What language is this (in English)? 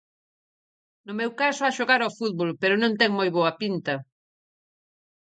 Galician